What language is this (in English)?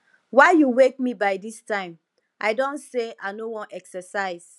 Nigerian Pidgin